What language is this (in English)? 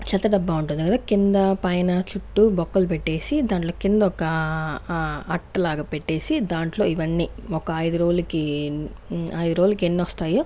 Telugu